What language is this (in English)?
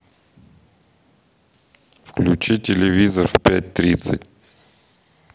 Russian